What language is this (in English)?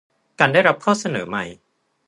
Thai